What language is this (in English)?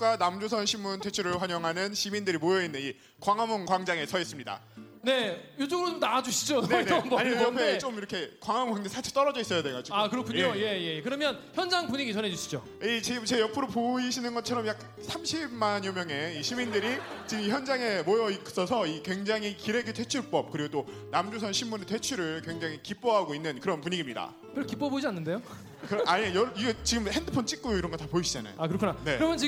Korean